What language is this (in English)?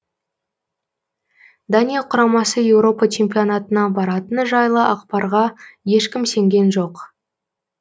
Kazakh